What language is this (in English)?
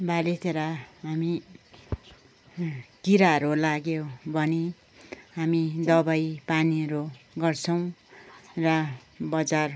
Nepali